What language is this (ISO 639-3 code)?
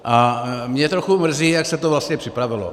ces